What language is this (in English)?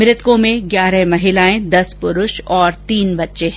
Hindi